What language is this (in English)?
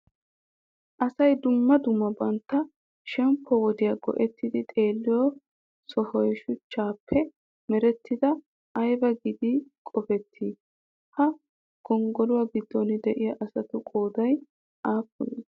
Wolaytta